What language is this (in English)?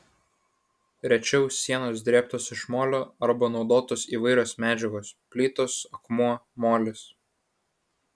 Lithuanian